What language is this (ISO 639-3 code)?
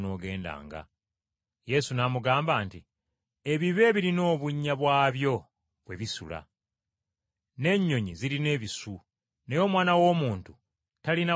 lug